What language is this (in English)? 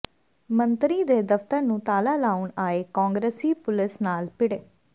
Punjabi